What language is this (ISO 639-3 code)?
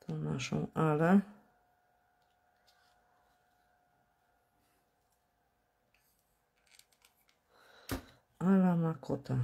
pol